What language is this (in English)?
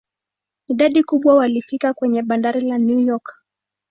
Swahili